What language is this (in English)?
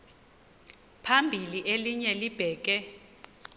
Xhosa